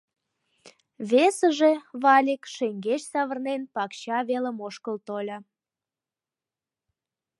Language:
Mari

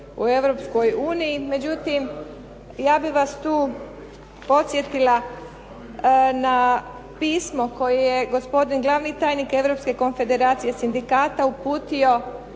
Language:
Croatian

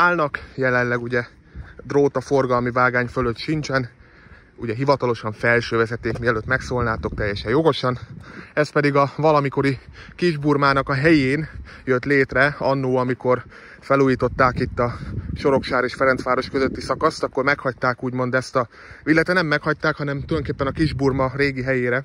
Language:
Hungarian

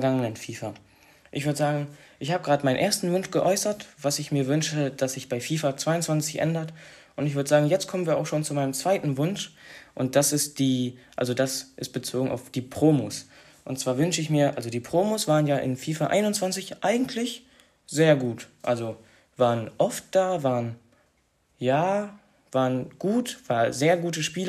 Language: German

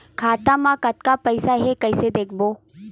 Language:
Chhattisgarhi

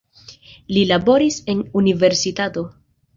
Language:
Esperanto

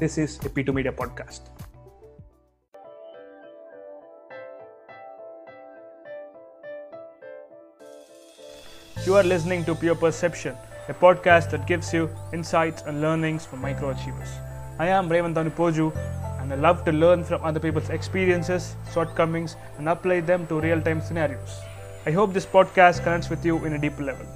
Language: Telugu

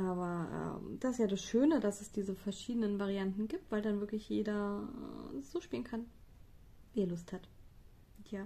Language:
German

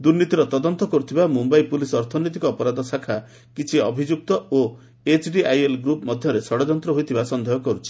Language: Odia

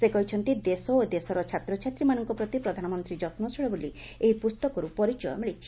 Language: Odia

